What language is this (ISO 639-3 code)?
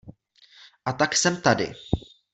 ces